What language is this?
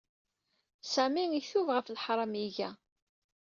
Kabyle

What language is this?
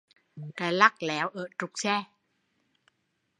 Vietnamese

